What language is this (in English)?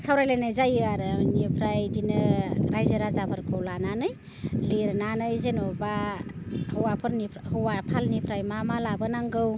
Bodo